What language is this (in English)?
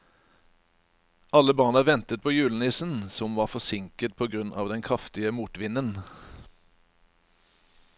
Norwegian